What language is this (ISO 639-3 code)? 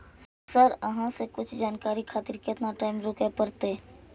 mai